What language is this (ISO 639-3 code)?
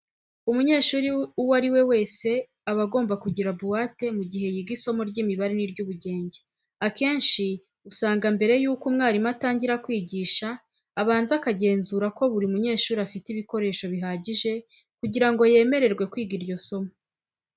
kin